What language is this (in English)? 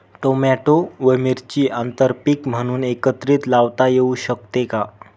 Marathi